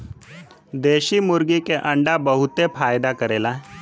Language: Bhojpuri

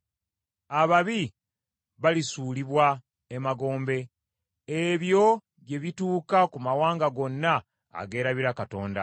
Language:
Ganda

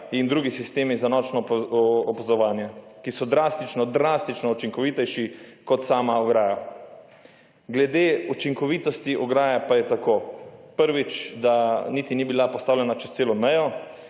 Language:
Slovenian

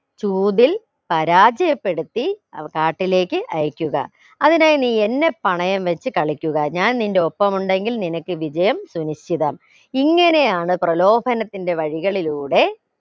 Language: Malayalam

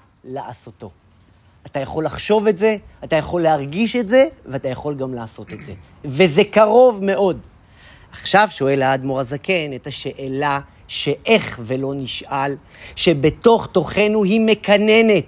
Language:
Hebrew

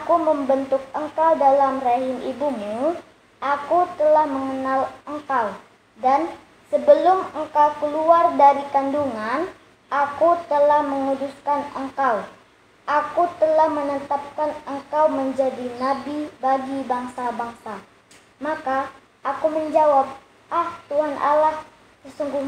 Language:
Indonesian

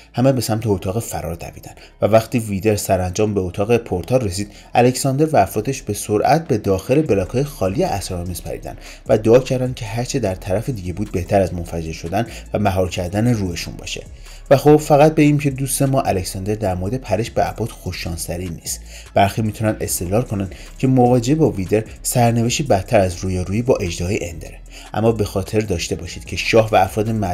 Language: Persian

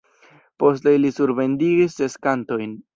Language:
Esperanto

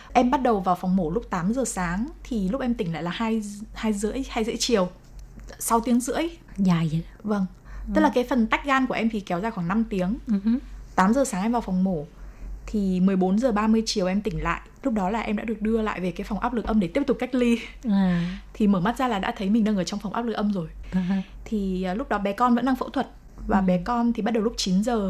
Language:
Vietnamese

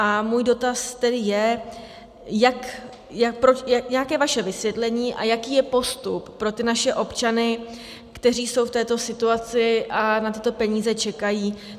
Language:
Czech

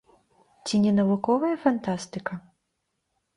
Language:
Belarusian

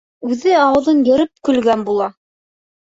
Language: Bashkir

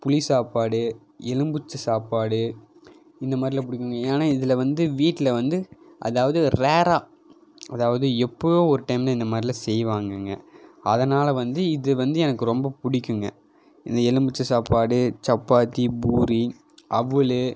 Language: Tamil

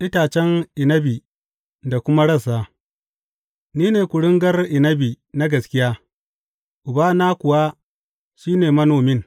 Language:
Hausa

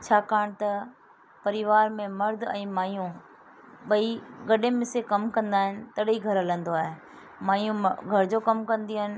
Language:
Sindhi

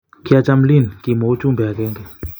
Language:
Kalenjin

